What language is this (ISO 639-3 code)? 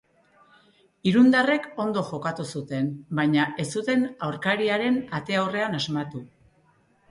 eus